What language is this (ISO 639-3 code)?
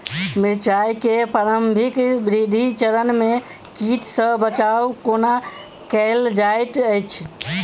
mai